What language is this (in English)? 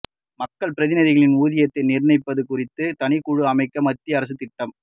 Tamil